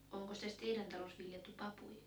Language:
Finnish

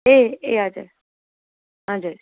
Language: Nepali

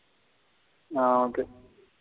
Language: Tamil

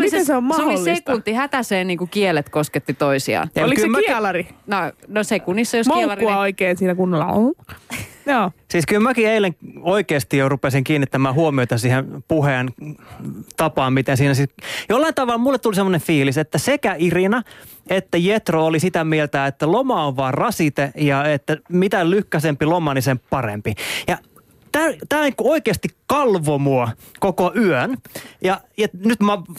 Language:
Finnish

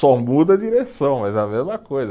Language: Portuguese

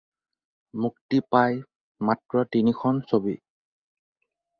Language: Assamese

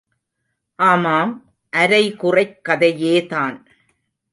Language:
Tamil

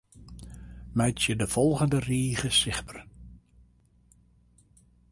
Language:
Western Frisian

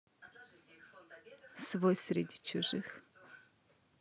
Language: Russian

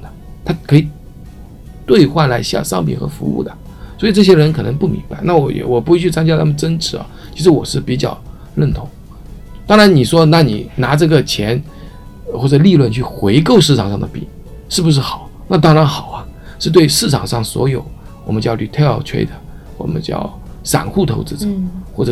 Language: Chinese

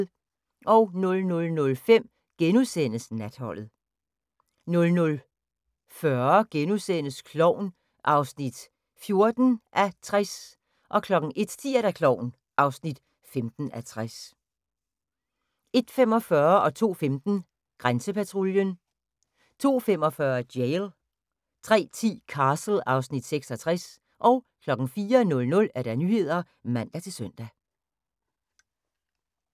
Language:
Danish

